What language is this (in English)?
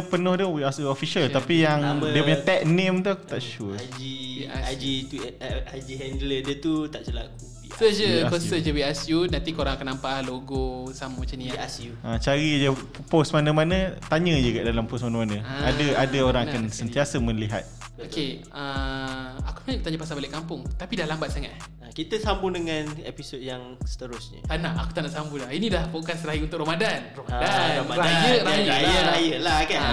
Malay